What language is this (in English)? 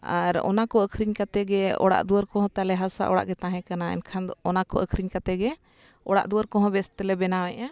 Santali